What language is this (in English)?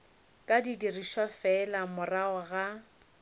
Northern Sotho